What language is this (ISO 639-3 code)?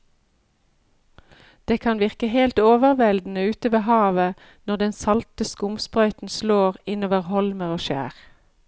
nor